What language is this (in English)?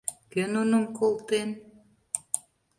Mari